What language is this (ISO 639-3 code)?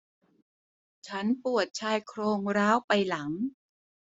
tha